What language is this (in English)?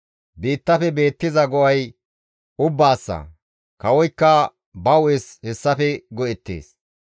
Gamo